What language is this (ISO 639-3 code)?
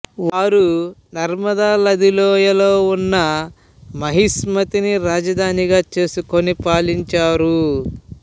tel